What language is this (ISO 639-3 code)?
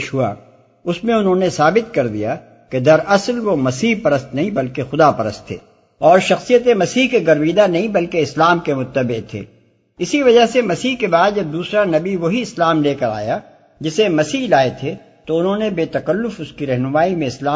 urd